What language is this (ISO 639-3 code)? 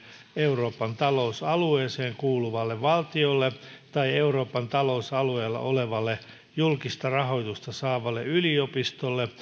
fin